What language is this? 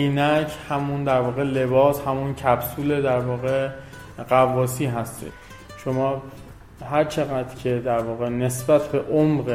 Persian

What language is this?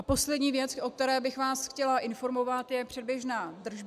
Czech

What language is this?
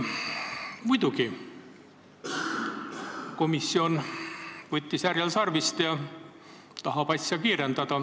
Estonian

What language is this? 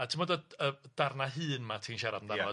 Welsh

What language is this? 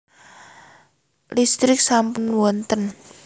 Javanese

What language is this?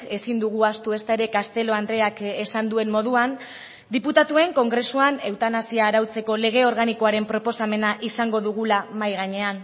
Basque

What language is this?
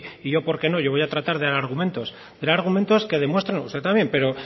Spanish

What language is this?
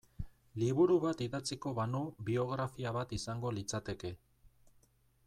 Basque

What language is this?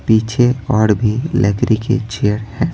Hindi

